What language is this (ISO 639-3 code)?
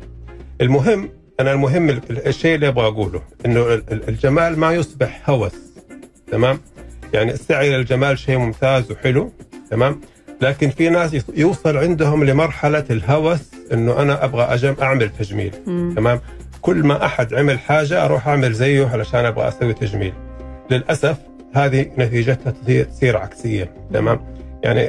ara